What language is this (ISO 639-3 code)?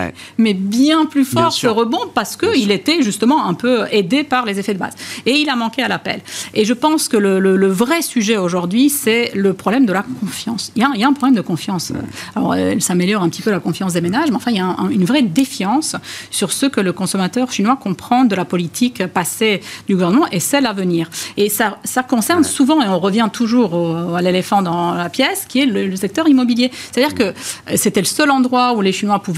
fra